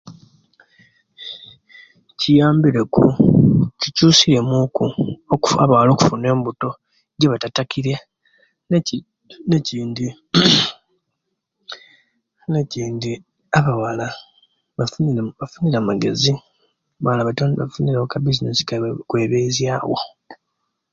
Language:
Kenyi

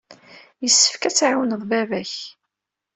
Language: Kabyle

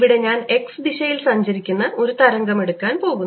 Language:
Malayalam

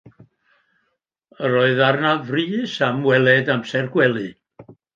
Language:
Welsh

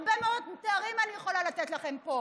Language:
Hebrew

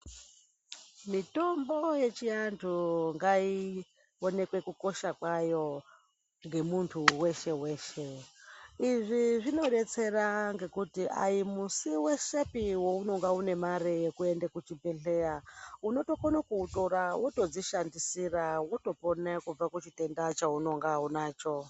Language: Ndau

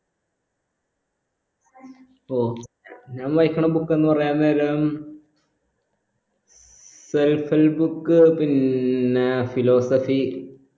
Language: Malayalam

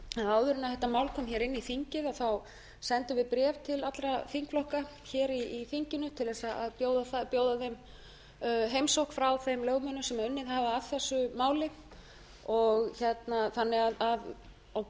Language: Icelandic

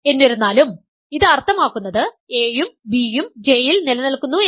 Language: Malayalam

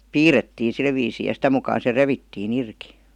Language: Finnish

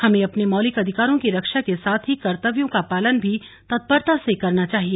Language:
Hindi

